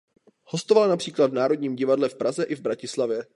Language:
Czech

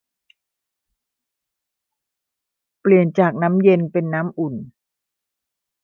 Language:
Thai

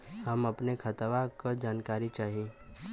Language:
Bhojpuri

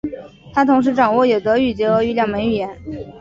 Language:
Chinese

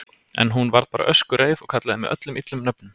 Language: Icelandic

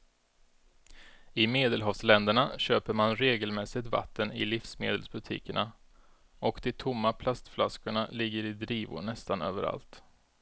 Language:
Swedish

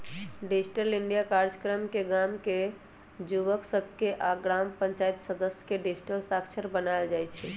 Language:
Magahi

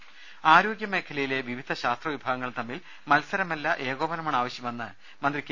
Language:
Malayalam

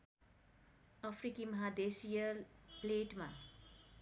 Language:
Nepali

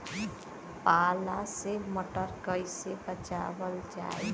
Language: Bhojpuri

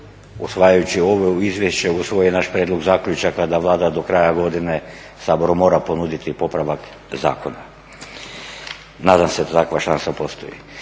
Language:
Croatian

